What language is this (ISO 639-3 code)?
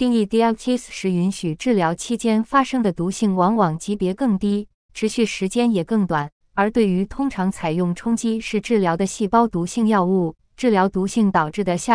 zho